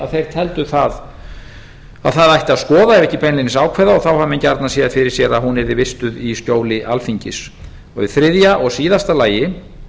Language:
Icelandic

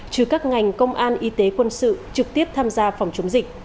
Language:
Vietnamese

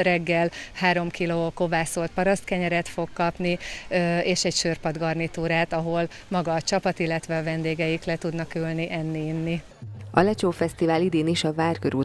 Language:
Hungarian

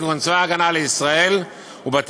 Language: Hebrew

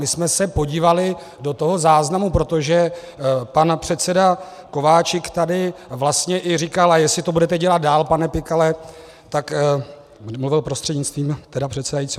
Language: Czech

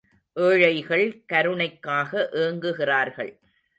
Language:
Tamil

